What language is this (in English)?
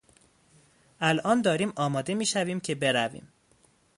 Persian